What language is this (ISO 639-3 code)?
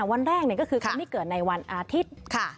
tha